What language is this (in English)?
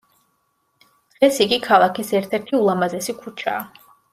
Georgian